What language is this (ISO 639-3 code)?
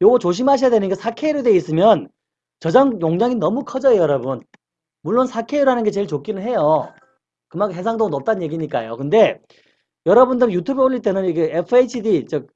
kor